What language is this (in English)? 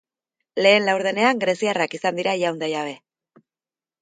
Basque